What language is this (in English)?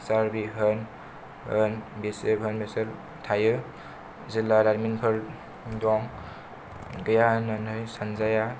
Bodo